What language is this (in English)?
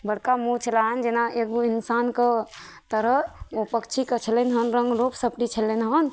Maithili